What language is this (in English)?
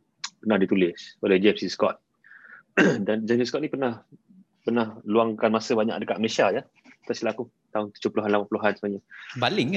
Malay